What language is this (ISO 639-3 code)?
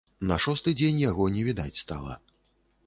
bel